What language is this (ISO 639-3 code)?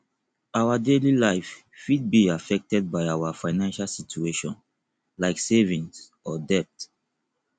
pcm